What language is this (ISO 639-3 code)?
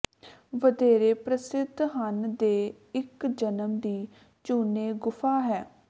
pan